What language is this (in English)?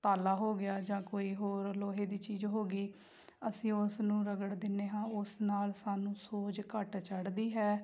Punjabi